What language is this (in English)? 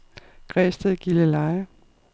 Danish